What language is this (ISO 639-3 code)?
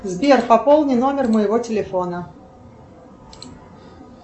rus